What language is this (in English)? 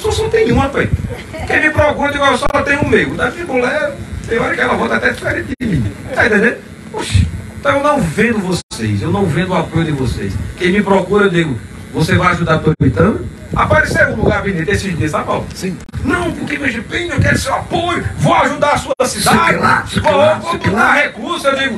Portuguese